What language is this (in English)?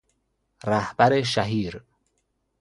Persian